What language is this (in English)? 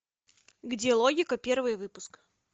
Russian